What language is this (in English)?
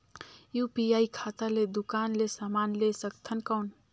Chhattisgarhi